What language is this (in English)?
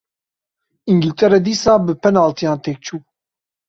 Kurdish